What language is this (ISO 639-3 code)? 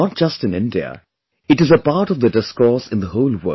eng